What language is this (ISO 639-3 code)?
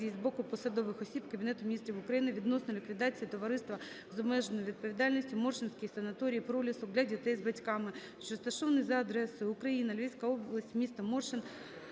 ukr